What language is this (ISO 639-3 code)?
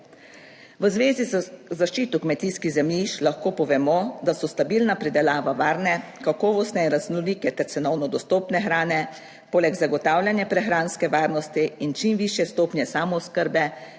slv